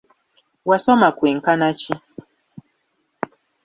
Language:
Ganda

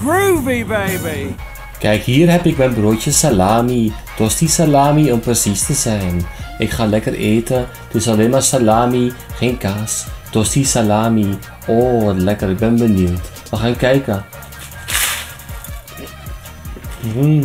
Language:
Dutch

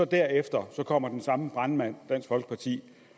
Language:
Danish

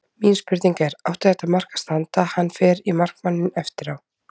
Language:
Icelandic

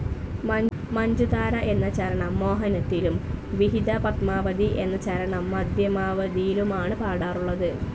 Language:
Malayalam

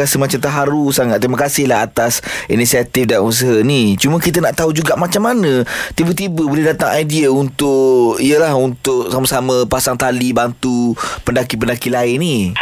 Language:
Malay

